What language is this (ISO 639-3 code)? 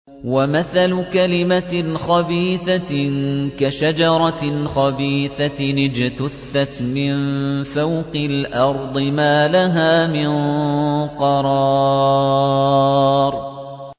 ara